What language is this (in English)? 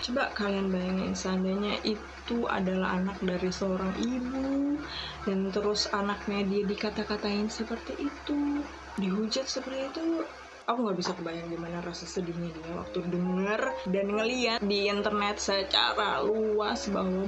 Indonesian